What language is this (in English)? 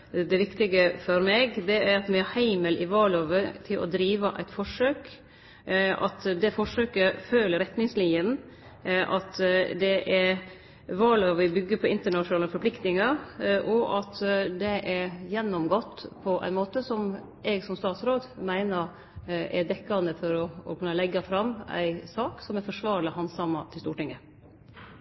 Norwegian